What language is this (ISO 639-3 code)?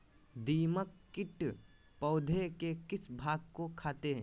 mag